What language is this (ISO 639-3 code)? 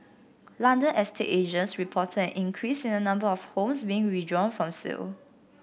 eng